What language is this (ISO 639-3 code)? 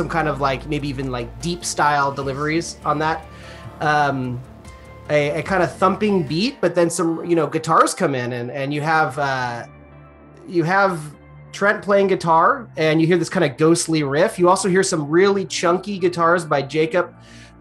eng